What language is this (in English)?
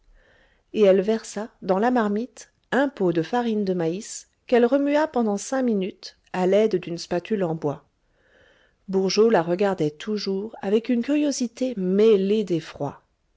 French